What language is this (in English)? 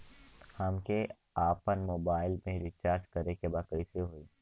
Bhojpuri